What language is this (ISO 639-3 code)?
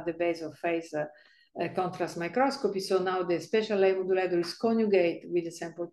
eng